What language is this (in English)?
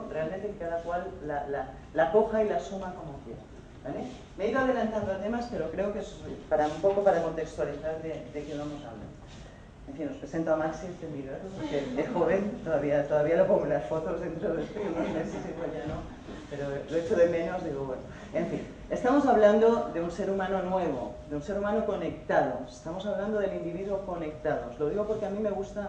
Spanish